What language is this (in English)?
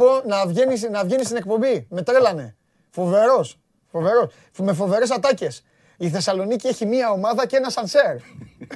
Greek